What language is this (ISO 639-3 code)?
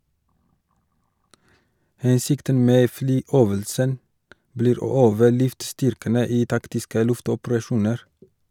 nor